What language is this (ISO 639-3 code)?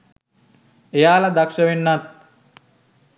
sin